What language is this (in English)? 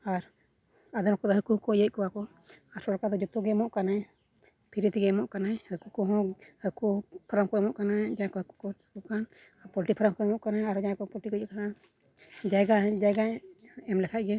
Santali